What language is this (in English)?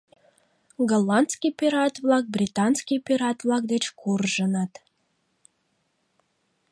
Mari